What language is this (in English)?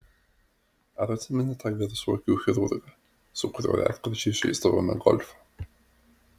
Lithuanian